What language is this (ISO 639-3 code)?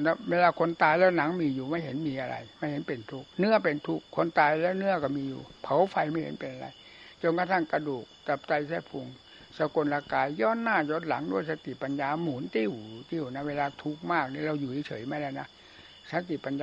tha